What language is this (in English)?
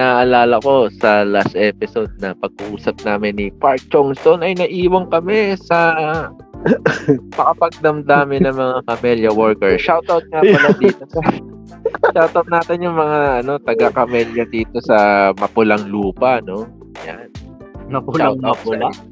Filipino